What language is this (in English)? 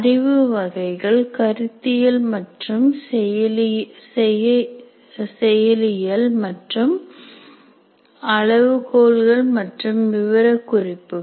Tamil